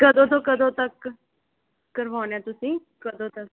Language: Punjabi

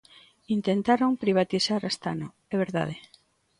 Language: Galician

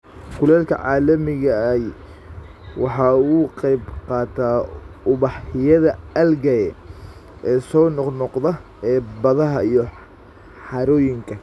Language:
Somali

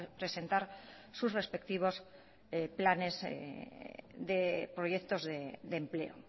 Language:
Spanish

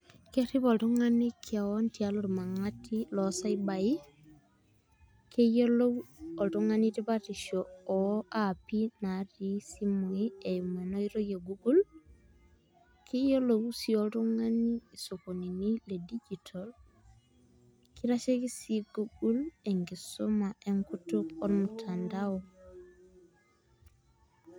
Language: Masai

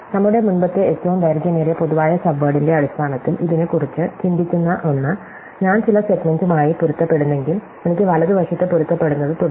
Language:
Malayalam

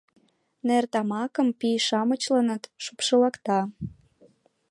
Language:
Mari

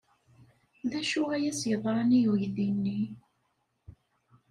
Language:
Kabyle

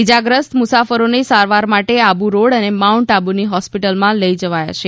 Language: Gujarati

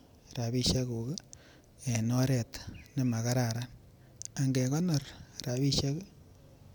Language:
Kalenjin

